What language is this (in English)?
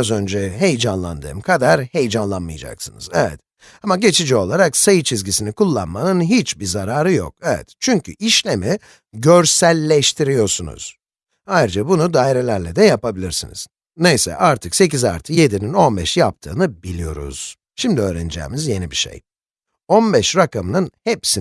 Turkish